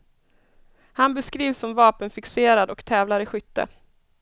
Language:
Swedish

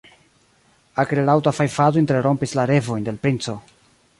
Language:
Esperanto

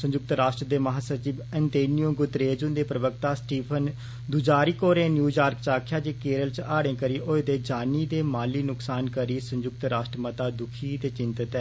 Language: Dogri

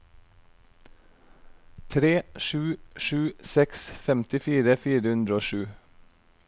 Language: Norwegian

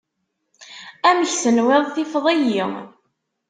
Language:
Kabyle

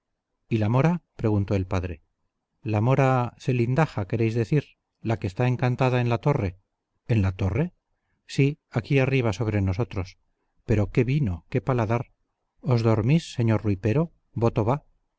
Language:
Spanish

